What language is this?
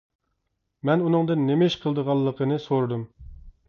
Uyghur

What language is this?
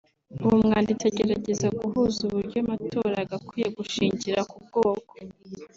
Kinyarwanda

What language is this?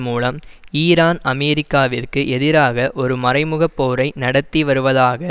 Tamil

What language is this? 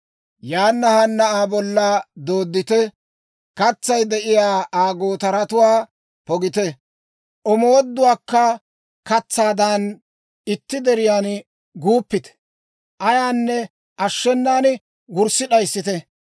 Dawro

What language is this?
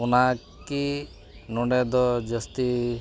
Santali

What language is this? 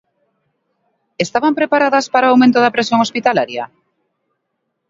Galician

